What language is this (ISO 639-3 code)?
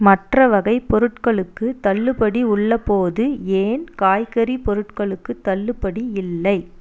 tam